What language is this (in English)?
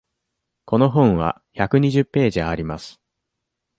Japanese